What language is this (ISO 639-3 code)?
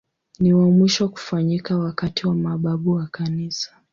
swa